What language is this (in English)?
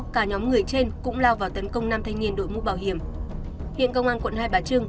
Vietnamese